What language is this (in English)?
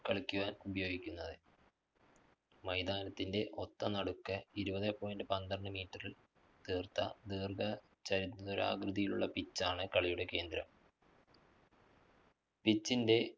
Malayalam